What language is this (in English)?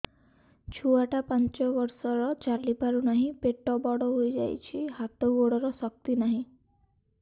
Odia